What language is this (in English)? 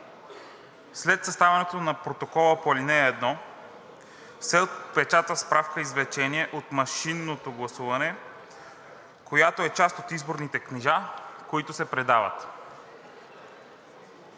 Bulgarian